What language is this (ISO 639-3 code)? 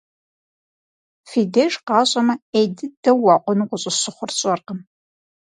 kbd